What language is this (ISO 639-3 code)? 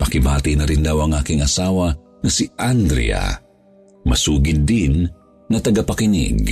fil